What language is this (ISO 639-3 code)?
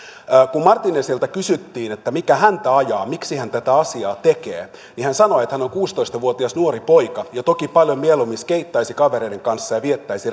fin